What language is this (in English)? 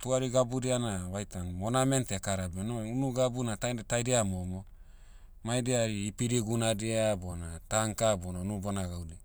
Motu